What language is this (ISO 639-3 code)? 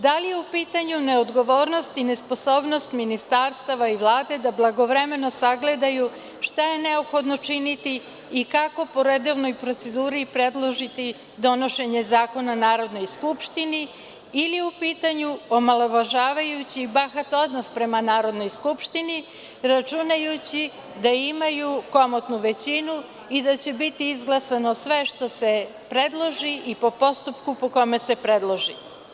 srp